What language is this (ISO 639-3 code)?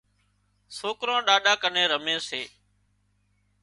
kxp